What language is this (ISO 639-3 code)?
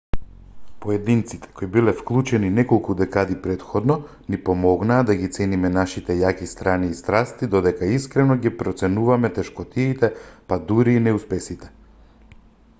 mkd